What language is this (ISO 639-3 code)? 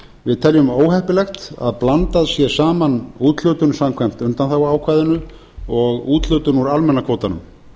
isl